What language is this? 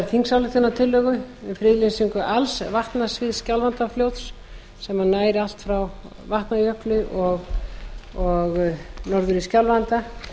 Icelandic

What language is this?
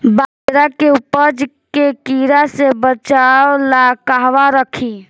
Bhojpuri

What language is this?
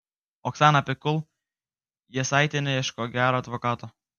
Lithuanian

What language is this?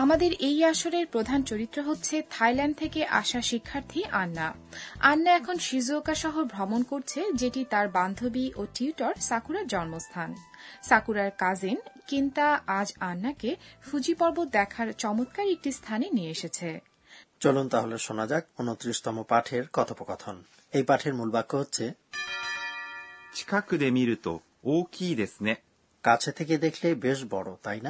Bangla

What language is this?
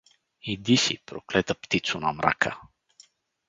Bulgarian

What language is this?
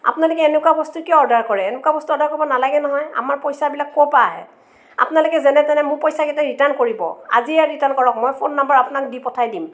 Assamese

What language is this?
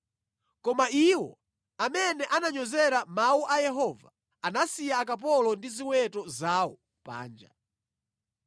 Nyanja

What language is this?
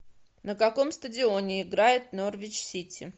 Russian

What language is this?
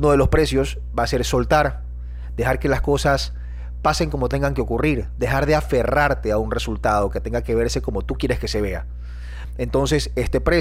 Spanish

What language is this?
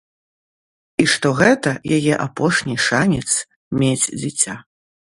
Belarusian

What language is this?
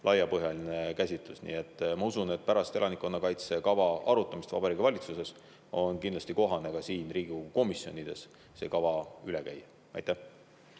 Estonian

